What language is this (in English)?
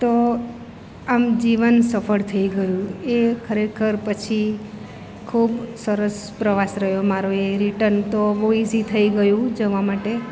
Gujarati